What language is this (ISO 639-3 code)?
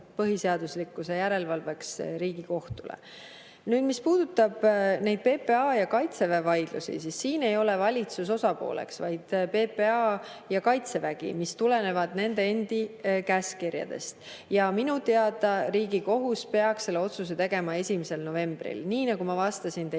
est